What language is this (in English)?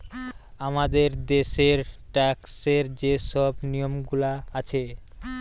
Bangla